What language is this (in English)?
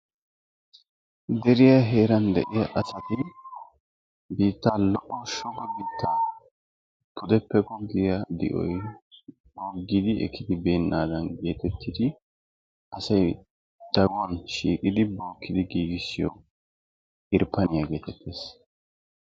Wolaytta